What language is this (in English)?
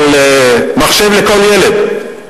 Hebrew